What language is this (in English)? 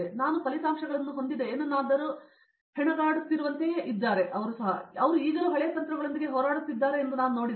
Kannada